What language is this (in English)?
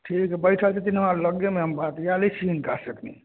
Maithili